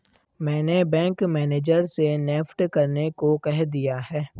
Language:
Hindi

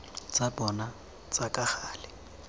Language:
Tswana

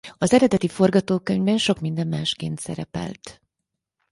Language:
Hungarian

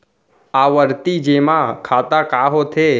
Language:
Chhattisgarhi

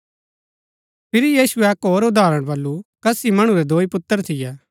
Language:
Gaddi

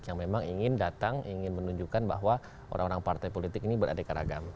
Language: Indonesian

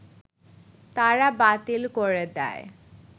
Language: Bangla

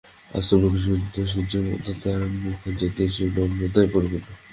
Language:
Bangla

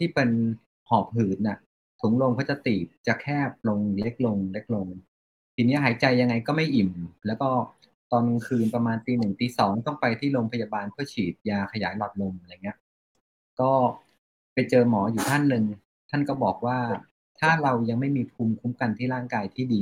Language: Thai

